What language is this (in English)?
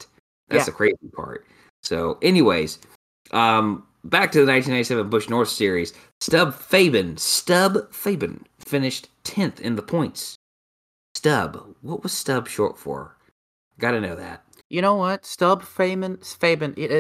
English